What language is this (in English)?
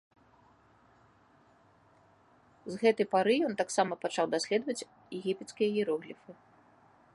Belarusian